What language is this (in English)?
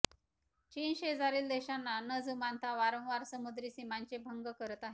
Marathi